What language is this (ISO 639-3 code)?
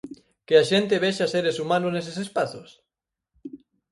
glg